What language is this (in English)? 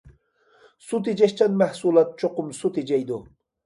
Uyghur